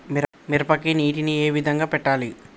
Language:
Telugu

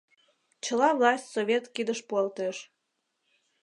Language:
Mari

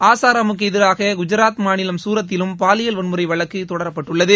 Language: Tamil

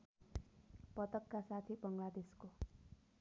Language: Nepali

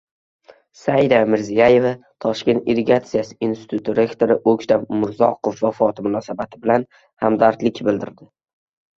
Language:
Uzbek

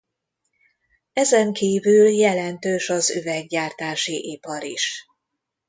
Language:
Hungarian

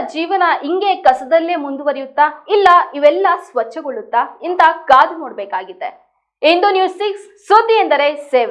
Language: Indonesian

